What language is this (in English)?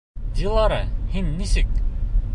Bashkir